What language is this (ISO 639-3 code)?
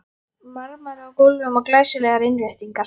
isl